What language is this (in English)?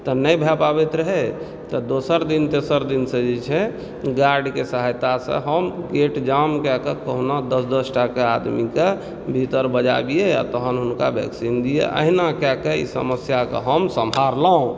Maithili